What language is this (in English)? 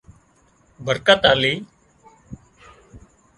Wadiyara Koli